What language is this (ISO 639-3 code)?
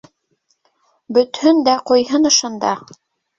bak